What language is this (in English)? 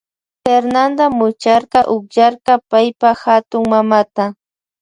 Loja Highland Quichua